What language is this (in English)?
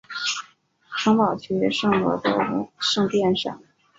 Chinese